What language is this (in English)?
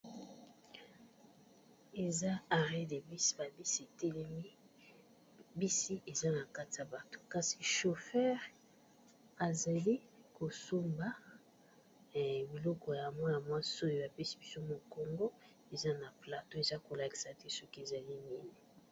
Lingala